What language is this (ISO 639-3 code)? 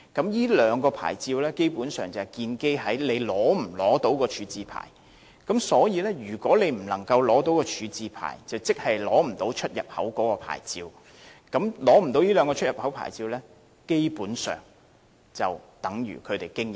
yue